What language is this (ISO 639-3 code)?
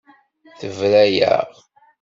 kab